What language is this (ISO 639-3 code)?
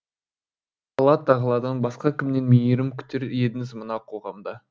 kaz